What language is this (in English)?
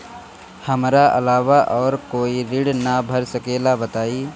Bhojpuri